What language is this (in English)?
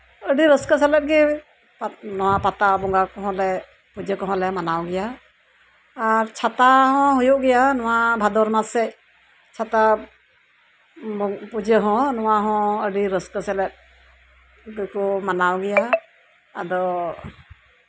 Santali